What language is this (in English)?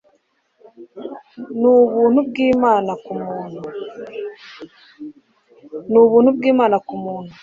Kinyarwanda